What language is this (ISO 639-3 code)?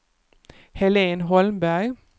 swe